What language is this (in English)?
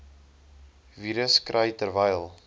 Afrikaans